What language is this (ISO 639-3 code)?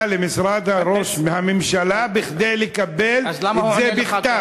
heb